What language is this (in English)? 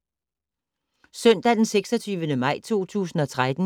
Danish